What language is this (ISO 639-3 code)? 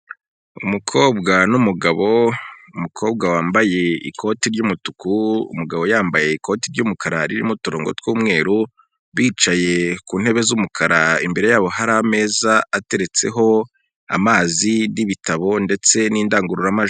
kin